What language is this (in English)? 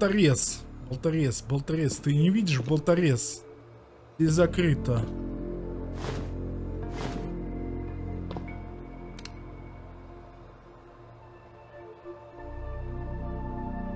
Russian